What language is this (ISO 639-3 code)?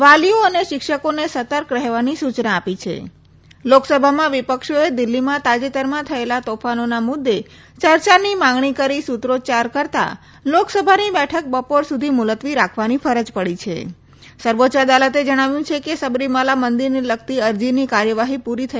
guj